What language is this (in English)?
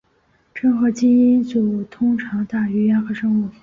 Chinese